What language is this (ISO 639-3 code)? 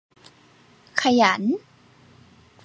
tha